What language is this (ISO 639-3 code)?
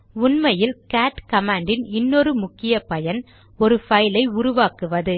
tam